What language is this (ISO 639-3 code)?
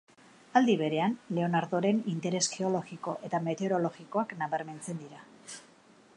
eus